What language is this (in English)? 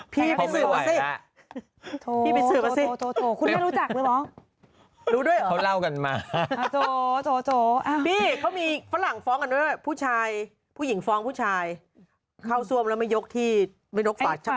Thai